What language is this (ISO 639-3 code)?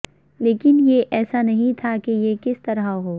urd